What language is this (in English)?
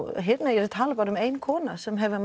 Icelandic